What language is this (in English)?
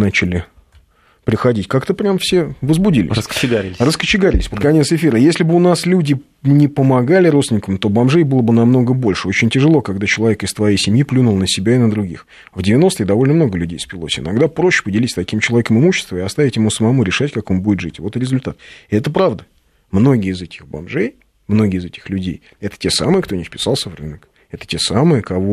Russian